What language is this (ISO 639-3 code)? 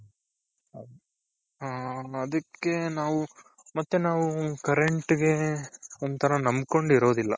kan